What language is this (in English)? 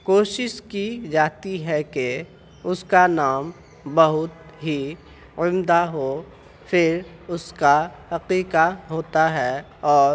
Urdu